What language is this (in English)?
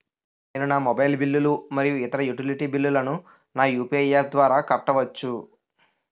Telugu